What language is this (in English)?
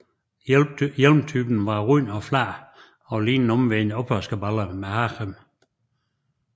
Danish